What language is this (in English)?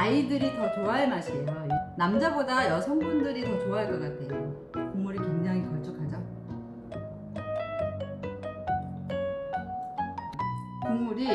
Korean